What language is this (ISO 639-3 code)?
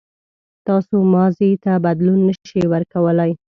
pus